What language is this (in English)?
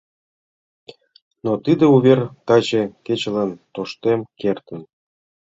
Mari